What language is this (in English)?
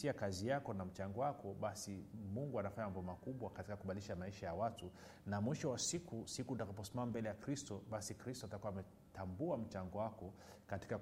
Swahili